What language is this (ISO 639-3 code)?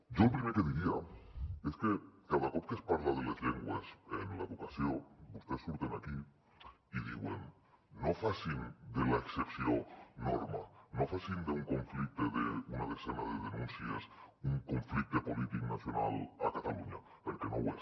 cat